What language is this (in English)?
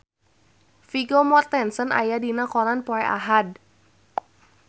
Sundanese